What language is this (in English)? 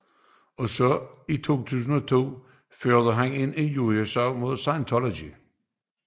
Danish